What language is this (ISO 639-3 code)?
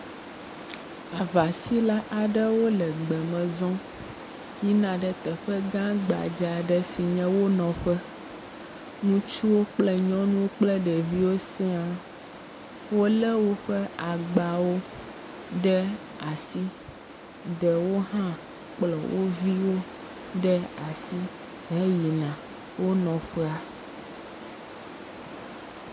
ewe